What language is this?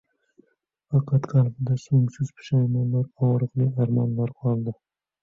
Uzbek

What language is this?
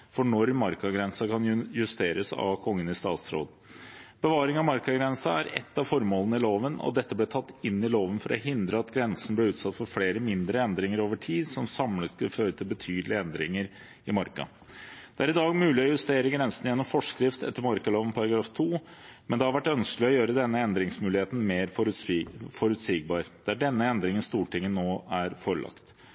Norwegian Bokmål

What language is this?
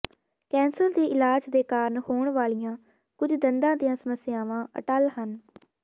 Punjabi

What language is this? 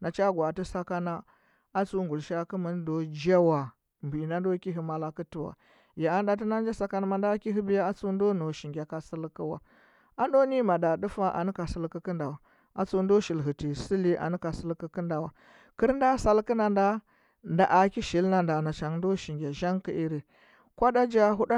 Huba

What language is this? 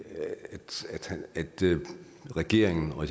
Danish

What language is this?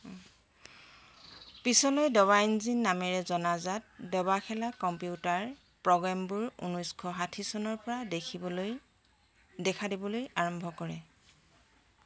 Assamese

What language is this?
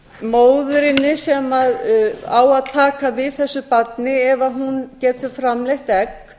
Icelandic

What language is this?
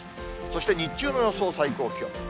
Japanese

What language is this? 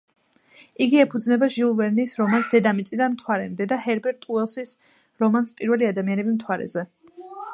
Georgian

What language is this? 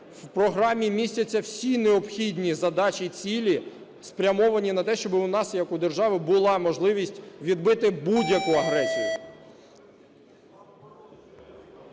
Ukrainian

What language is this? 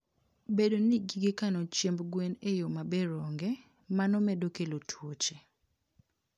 Luo (Kenya and Tanzania)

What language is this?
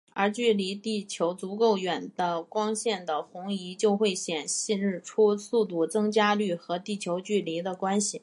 Chinese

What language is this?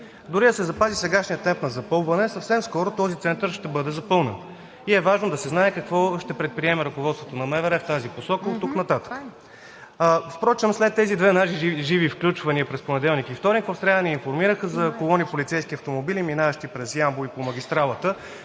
Bulgarian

